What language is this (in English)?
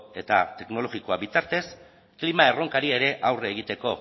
Basque